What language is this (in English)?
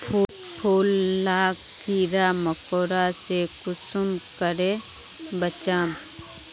Magahi